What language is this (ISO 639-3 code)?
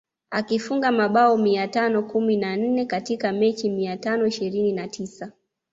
swa